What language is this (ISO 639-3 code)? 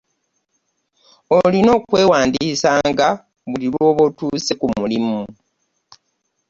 lug